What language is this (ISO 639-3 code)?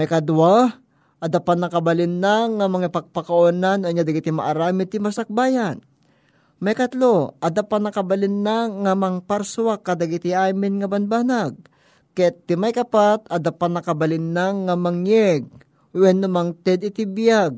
fil